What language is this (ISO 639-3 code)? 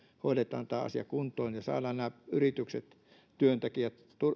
fin